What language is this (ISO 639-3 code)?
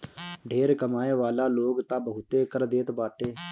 bho